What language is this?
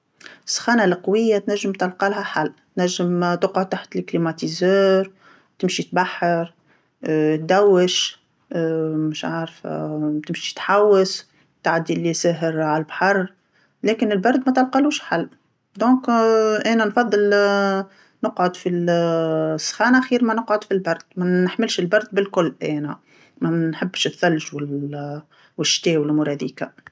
Tunisian Arabic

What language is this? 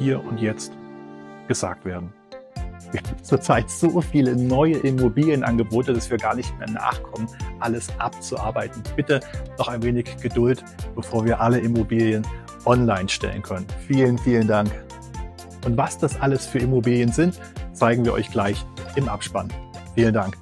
German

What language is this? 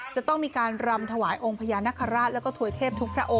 Thai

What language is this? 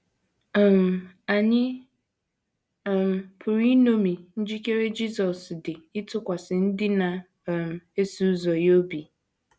Igbo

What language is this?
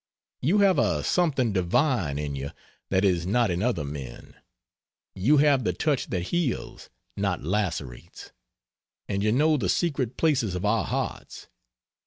English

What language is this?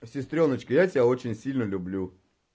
Russian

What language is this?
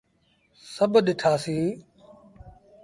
Sindhi Bhil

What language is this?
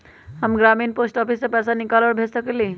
Magahi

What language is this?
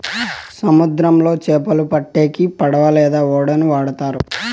Telugu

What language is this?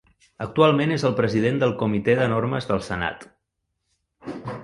Catalan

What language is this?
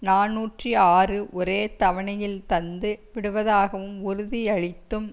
Tamil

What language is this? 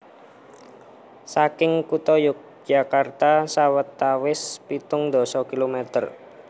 Javanese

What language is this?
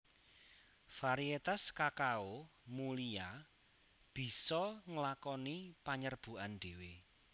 Javanese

